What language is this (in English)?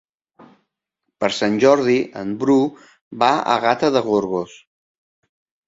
Catalan